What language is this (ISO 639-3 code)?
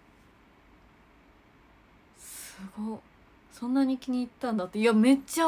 jpn